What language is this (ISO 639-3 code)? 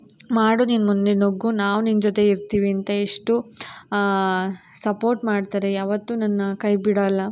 kan